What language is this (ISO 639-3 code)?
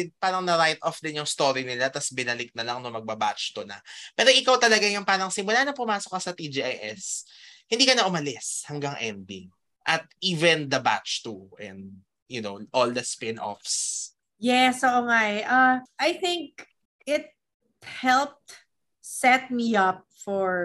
fil